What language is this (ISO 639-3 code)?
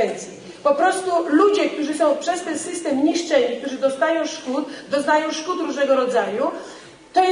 pol